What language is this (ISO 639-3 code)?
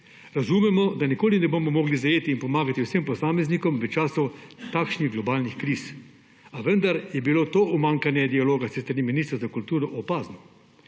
slv